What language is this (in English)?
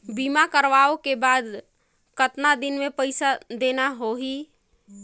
Chhattisgarhi